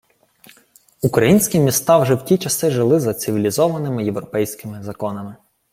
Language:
Ukrainian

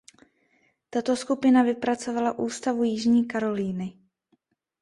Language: Czech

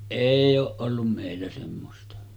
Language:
Finnish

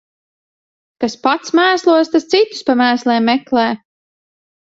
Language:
Latvian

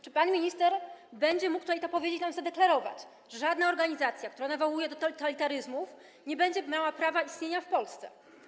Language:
Polish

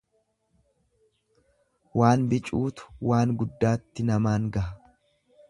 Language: Oromo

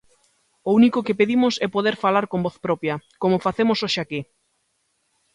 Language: Galician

